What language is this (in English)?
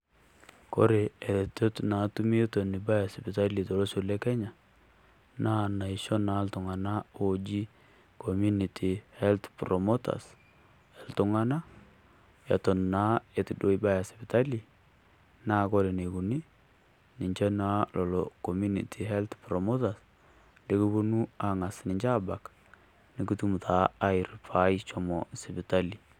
Masai